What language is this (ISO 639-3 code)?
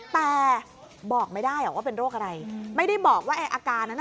tha